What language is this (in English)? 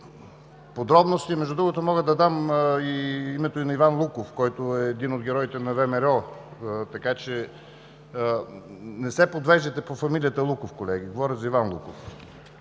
Bulgarian